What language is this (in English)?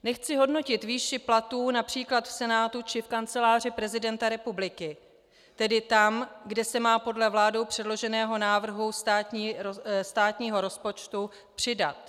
Czech